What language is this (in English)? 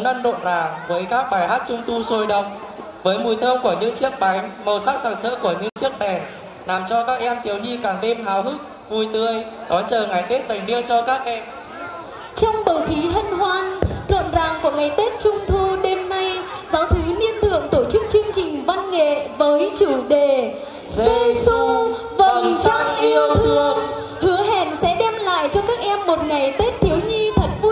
Vietnamese